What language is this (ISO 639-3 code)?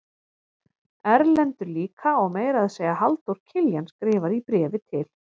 isl